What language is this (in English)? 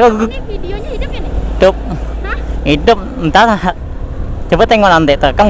Indonesian